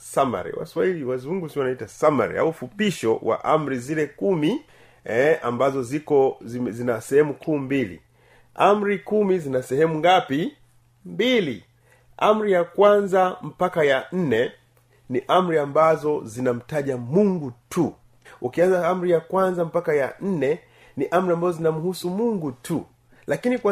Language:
Swahili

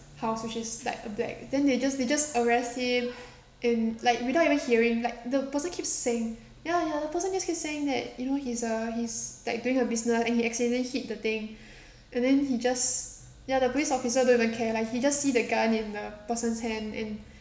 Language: English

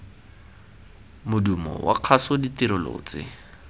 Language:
Tswana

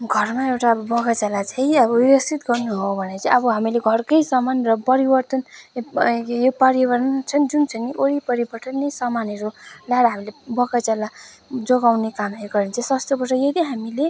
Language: Nepali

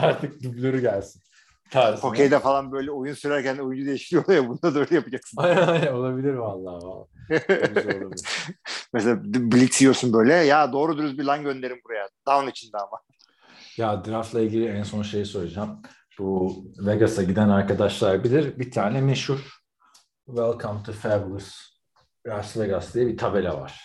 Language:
Turkish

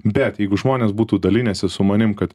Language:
Lithuanian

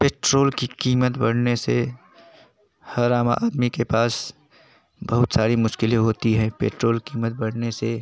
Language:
Hindi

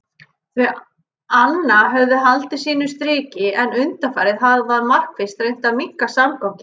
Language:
Icelandic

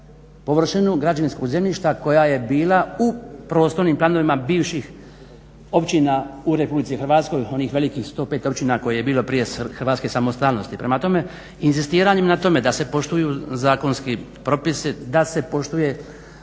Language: Croatian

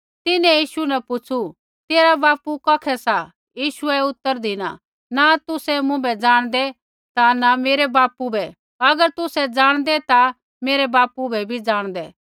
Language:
Kullu Pahari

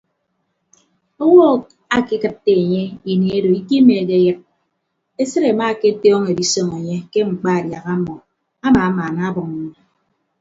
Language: Ibibio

